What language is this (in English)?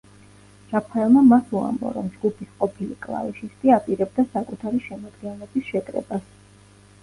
Georgian